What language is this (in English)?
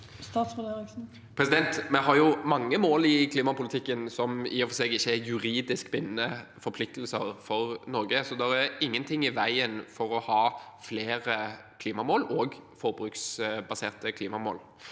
Norwegian